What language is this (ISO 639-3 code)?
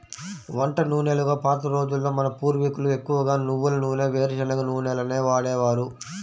tel